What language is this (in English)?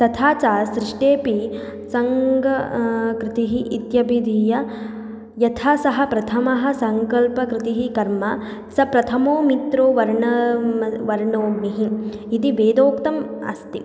Sanskrit